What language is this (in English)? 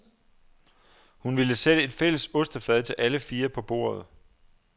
Danish